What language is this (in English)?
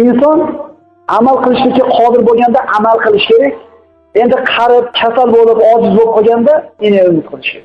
Turkish